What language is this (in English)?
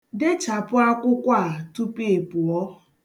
Igbo